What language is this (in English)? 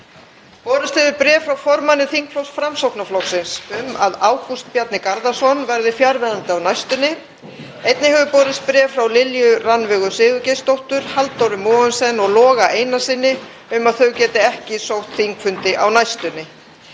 Icelandic